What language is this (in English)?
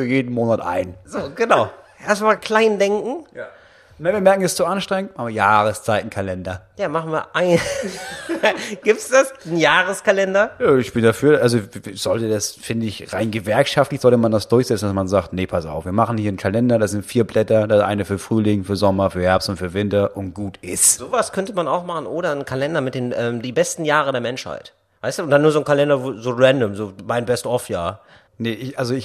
German